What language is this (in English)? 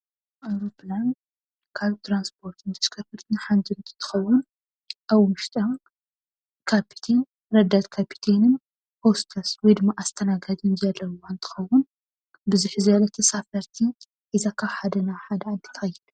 Tigrinya